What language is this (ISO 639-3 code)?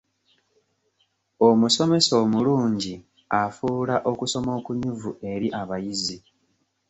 lug